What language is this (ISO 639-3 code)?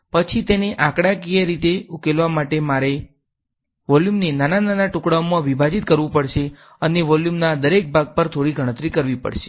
guj